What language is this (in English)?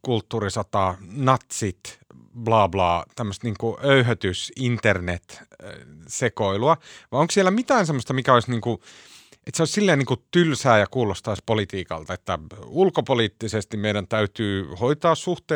Finnish